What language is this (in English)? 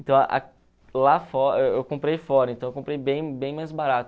Portuguese